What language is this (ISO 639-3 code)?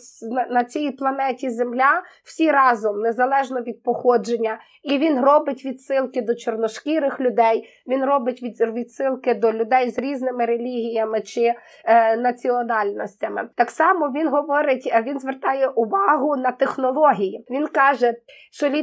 ukr